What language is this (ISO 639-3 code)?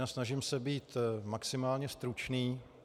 ces